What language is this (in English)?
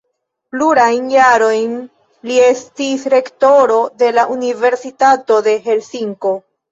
Esperanto